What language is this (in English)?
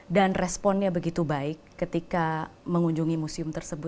Indonesian